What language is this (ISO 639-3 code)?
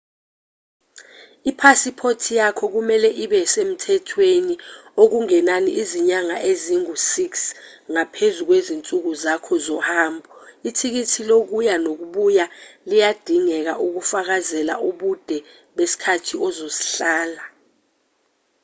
zul